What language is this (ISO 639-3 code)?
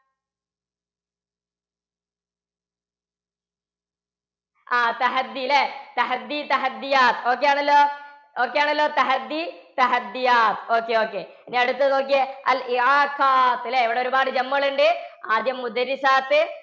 mal